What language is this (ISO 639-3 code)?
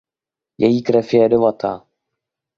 ces